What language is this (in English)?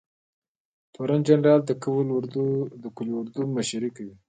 Pashto